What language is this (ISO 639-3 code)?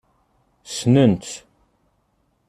kab